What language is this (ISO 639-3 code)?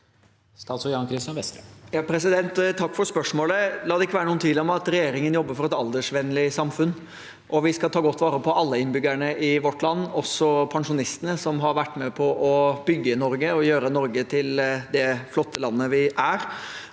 nor